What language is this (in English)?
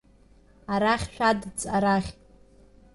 Abkhazian